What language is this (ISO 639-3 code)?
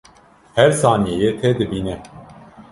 kur